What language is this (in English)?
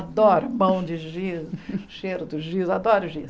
Portuguese